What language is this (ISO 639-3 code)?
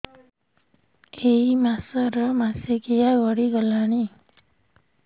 ori